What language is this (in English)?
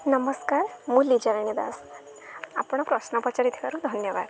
Odia